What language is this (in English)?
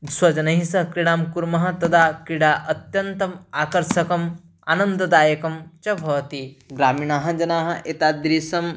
Sanskrit